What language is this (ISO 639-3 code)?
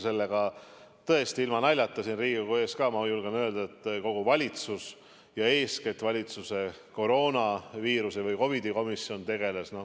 est